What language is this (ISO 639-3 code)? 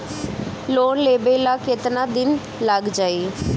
bho